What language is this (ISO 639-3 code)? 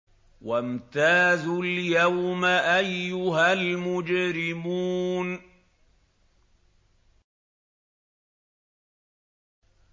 ara